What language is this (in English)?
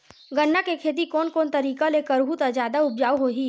Chhattisgarhi